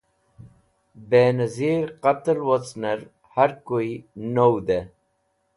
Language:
Wakhi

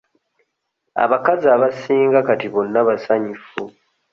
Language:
Ganda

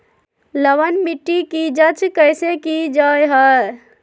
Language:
Magahi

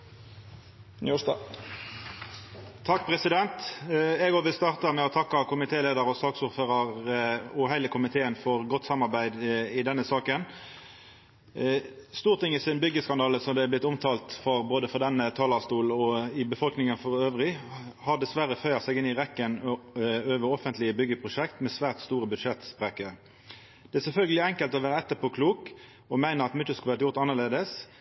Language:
Norwegian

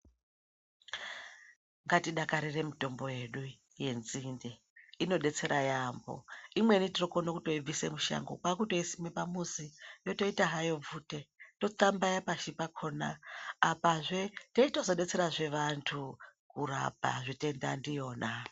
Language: Ndau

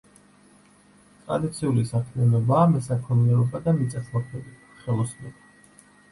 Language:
Georgian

